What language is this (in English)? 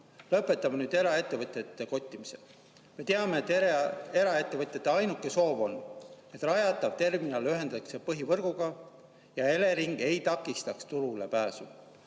Estonian